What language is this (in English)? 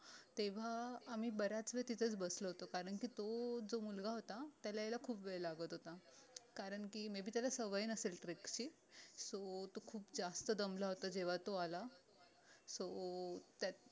Marathi